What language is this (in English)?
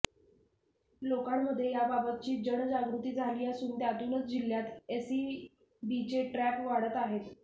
Marathi